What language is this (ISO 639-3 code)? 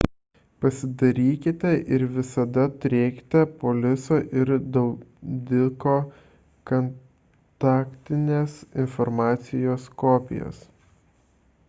lit